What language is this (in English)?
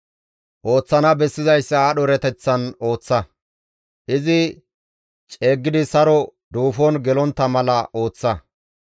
Gamo